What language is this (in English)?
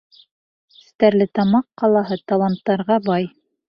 Bashkir